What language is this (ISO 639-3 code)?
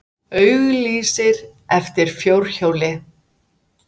isl